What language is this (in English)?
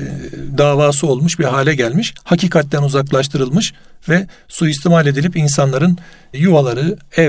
Turkish